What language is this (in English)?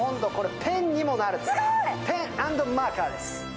Japanese